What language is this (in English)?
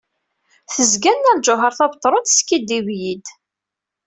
Kabyle